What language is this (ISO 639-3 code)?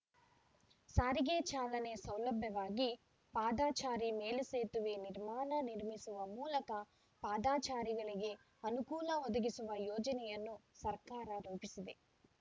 kan